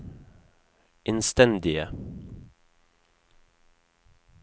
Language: Norwegian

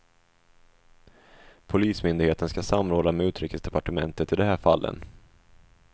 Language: Swedish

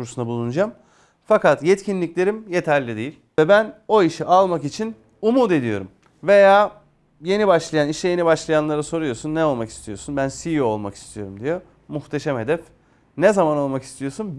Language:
Turkish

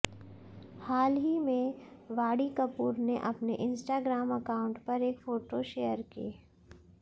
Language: Hindi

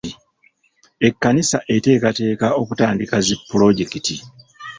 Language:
Ganda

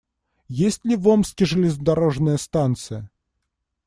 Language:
Russian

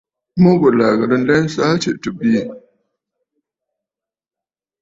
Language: Bafut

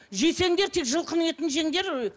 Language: Kazakh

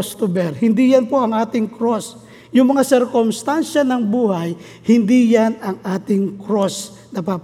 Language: Filipino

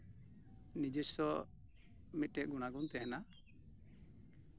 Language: Santali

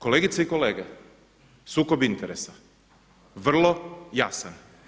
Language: Croatian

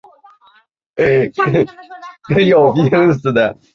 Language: Chinese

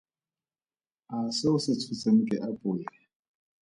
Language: Tswana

